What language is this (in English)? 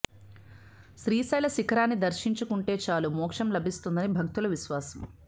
Telugu